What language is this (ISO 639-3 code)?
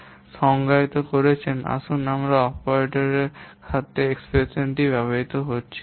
ben